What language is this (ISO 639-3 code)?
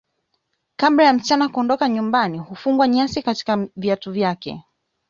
swa